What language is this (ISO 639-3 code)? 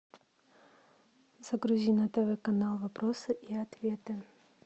rus